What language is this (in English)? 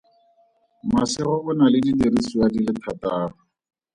Tswana